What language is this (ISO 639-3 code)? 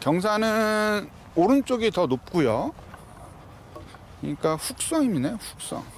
kor